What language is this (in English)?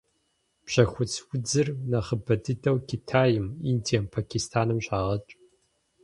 Kabardian